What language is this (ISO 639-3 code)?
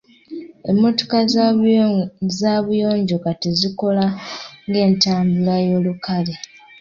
lug